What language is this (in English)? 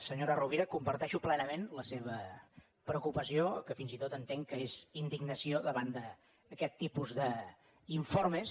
Catalan